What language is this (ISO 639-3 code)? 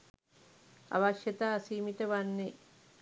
sin